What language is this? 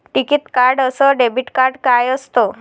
Marathi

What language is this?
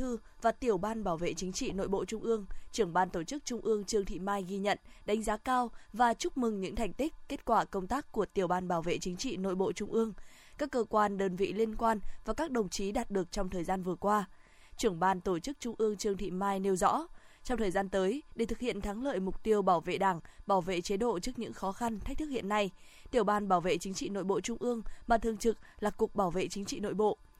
Vietnamese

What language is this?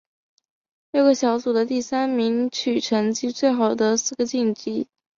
Chinese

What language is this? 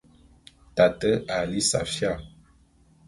Bulu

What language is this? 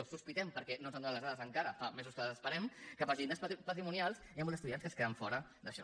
Catalan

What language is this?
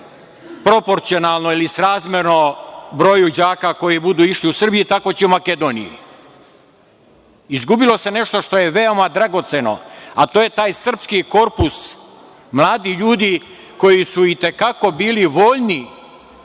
Serbian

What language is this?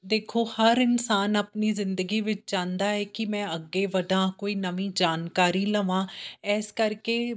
Punjabi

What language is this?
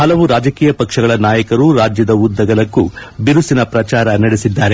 Kannada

